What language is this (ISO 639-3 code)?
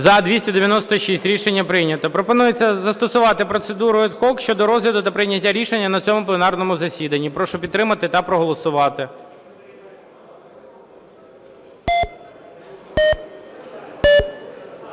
ukr